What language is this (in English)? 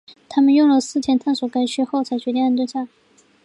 Chinese